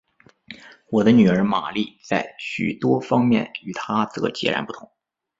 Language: Chinese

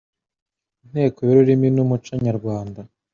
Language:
Kinyarwanda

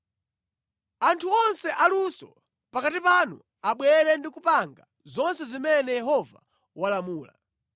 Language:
Nyanja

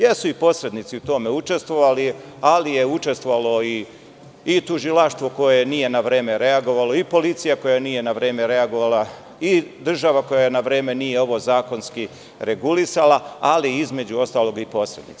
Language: Serbian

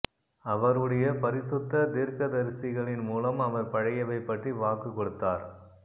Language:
Tamil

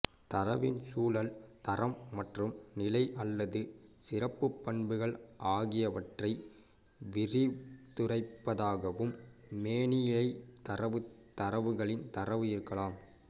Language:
Tamil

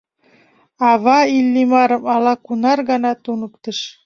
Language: Mari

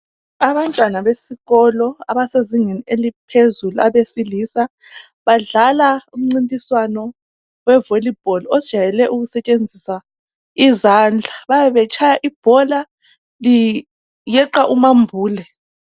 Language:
North Ndebele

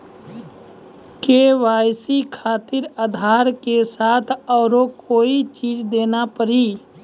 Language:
Maithili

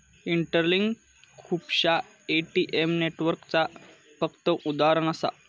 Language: Marathi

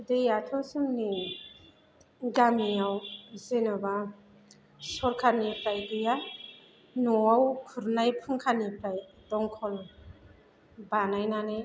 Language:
Bodo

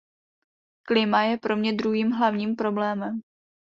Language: Czech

